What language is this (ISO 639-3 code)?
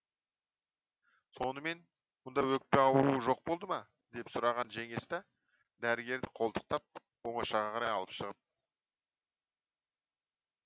kaz